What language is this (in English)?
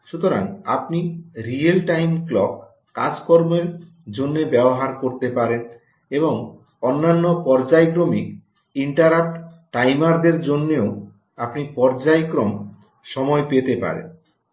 Bangla